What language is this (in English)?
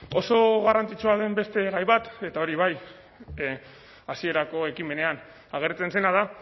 Basque